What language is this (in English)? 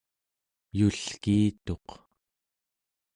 Central Yupik